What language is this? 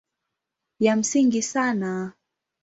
Swahili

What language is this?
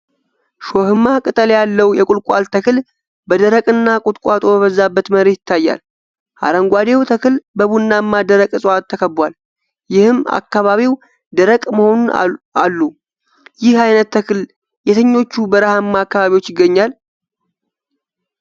Amharic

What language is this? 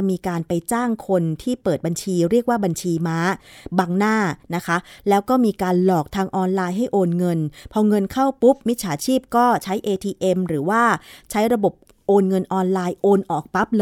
Thai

